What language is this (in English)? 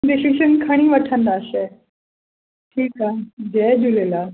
Sindhi